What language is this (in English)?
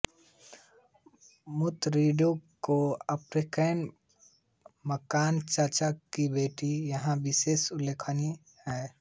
Hindi